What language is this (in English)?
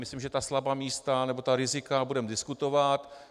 Czech